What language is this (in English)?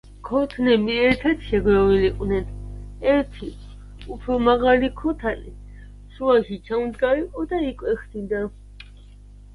Georgian